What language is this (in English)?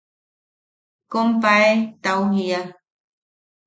Yaqui